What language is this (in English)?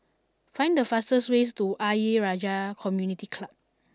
English